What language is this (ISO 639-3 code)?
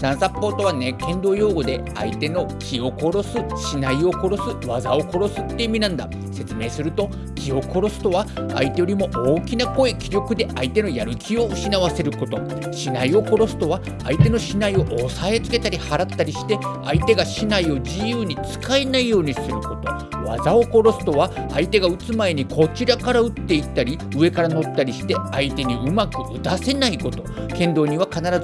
jpn